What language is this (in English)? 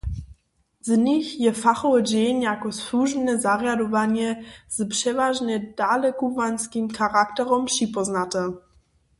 Upper Sorbian